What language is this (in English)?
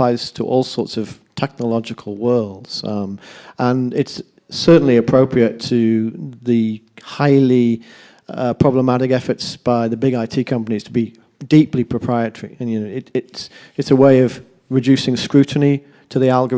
English